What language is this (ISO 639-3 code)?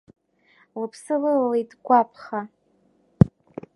abk